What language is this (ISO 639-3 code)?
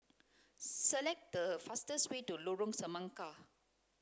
eng